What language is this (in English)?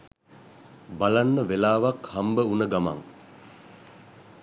Sinhala